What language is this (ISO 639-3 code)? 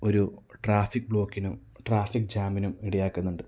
mal